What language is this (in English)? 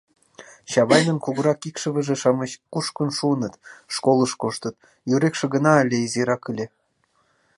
Mari